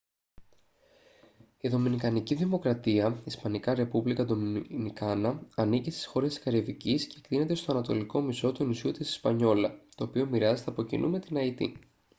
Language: Greek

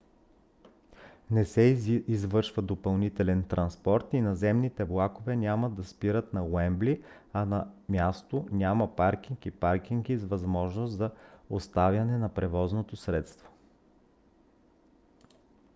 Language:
Bulgarian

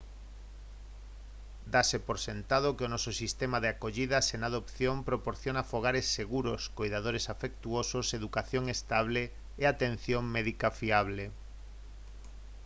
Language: Galician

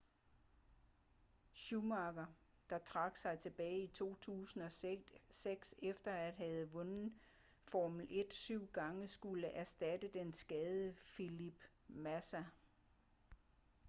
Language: Danish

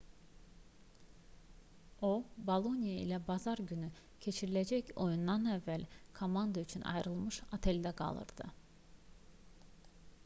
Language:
Azerbaijani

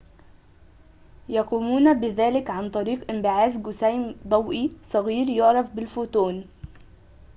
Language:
Arabic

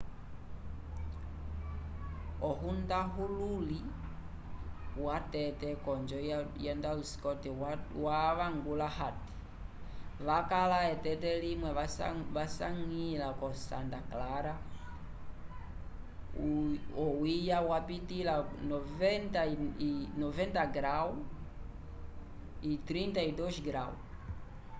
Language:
Umbundu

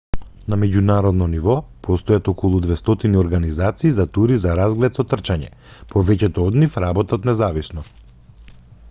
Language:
Macedonian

